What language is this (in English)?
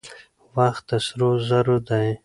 Pashto